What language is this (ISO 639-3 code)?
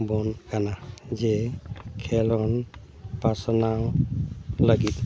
sat